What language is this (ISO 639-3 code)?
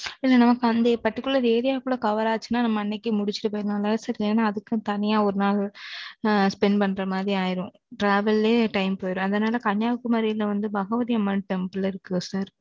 tam